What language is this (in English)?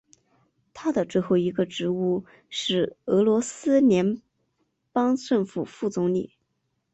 Chinese